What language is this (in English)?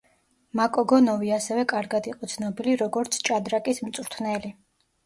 Georgian